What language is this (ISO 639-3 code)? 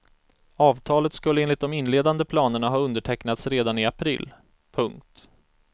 swe